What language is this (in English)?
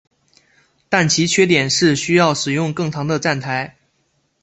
Chinese